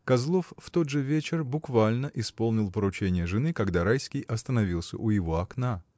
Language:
Russian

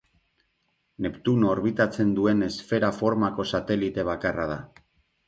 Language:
Basque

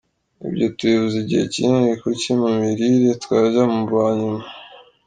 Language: Kinyarwanda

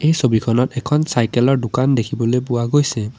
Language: Assamese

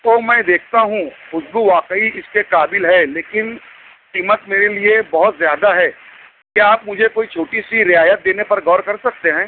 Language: Urdu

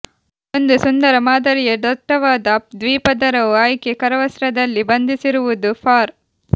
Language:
Kannada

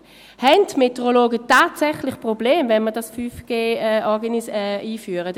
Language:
Swiss German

